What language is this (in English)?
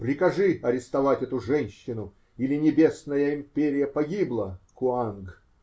Russian